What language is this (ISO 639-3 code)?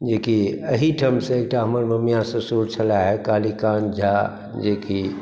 mai